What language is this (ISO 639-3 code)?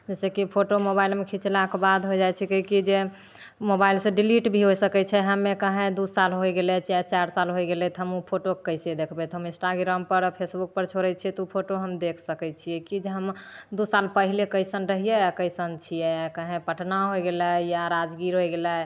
mai